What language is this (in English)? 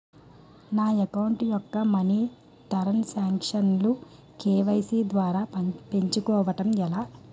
Telugu